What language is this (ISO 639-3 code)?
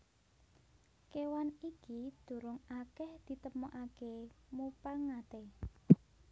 jav